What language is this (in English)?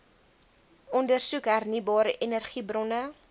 Afrikaans